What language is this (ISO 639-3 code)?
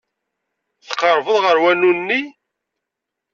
kab